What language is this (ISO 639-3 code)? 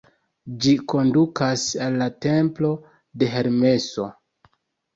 epo